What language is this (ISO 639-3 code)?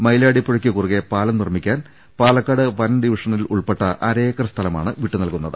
mal